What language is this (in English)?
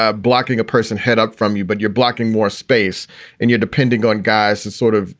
English